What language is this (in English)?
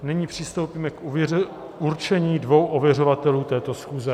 Czech